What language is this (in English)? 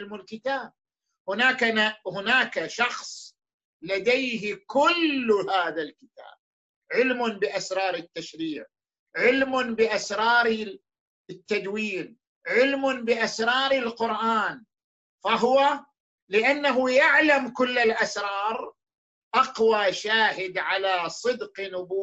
Arabic